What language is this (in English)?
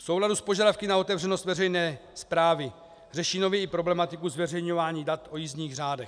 Czech